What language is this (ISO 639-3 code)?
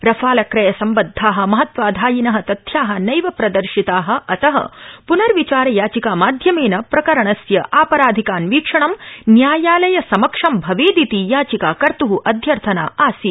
san